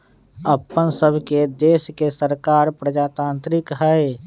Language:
Magahi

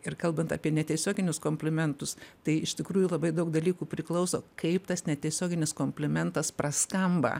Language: Lithuanian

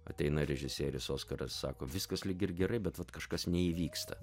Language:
Lithuanian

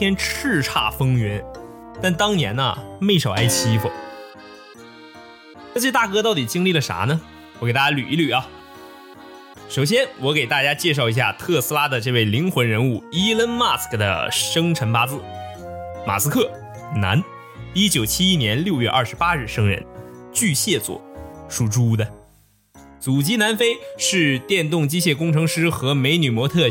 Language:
Chinese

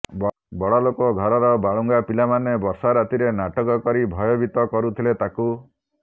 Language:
Odia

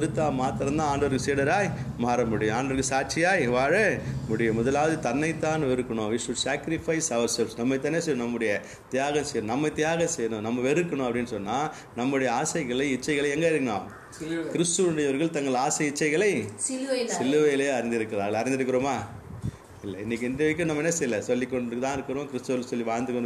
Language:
Tamil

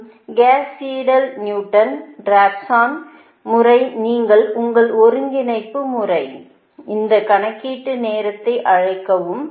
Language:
Tamil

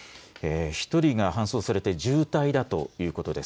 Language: Japanese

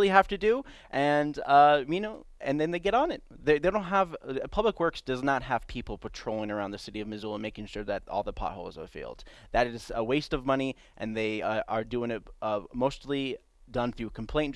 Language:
English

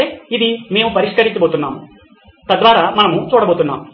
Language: Telugu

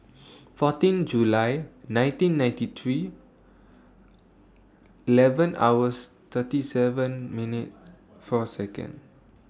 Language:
English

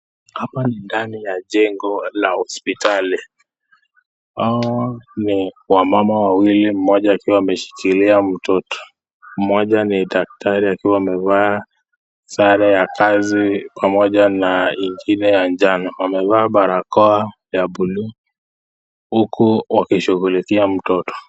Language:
Swahili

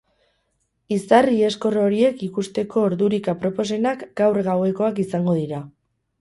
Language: Basque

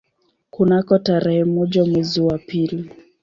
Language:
Swahili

